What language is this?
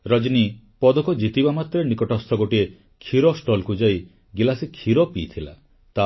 Odia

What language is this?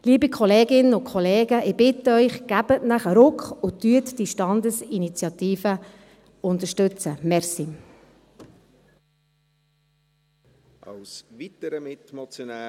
Swiss German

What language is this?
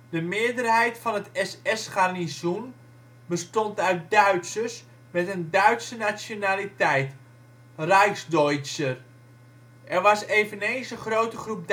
Dutch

